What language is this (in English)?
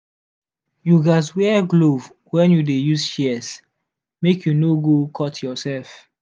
Nigerian Pidgin